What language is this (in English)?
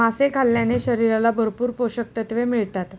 Marathi